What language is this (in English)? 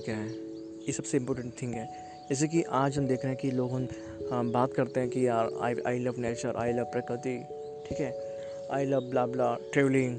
Hindi